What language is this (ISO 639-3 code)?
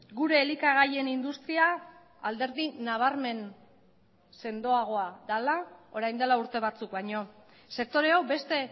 eus